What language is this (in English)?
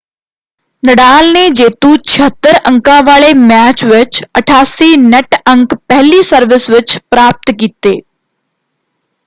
Punjabi